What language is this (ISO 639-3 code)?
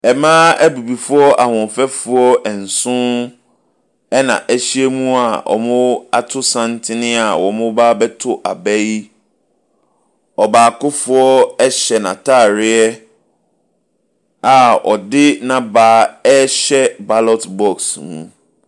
aka